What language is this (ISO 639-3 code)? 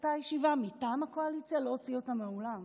heb